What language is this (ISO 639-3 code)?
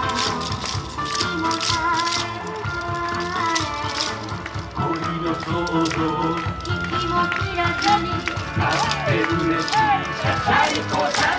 jpn